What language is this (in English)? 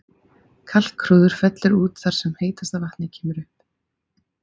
Icelandic